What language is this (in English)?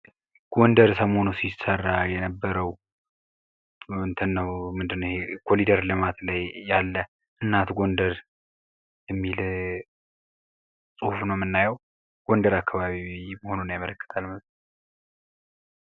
Amharic